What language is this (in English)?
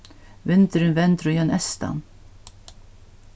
Faroese